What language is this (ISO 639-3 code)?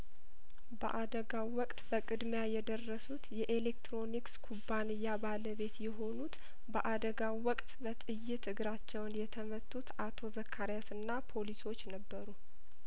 amh